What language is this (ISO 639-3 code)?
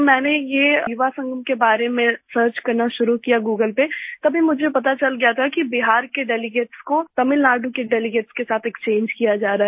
hin